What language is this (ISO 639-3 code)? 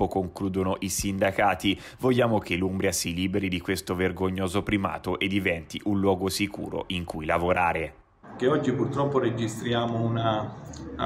ita